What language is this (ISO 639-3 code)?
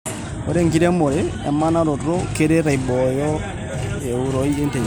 mas